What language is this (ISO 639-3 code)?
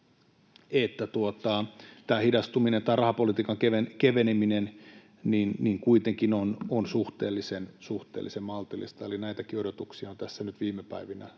fin